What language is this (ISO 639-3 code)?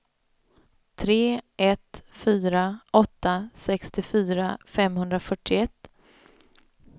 swe